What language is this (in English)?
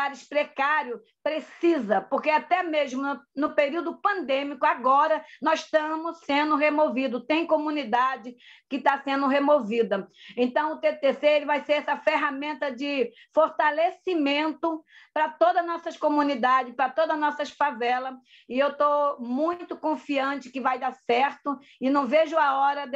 Portuguese